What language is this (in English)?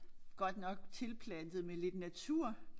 Danish